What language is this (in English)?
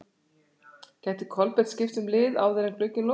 Icelandic